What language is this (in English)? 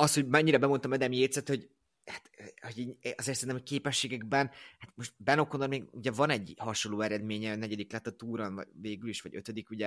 Hungarian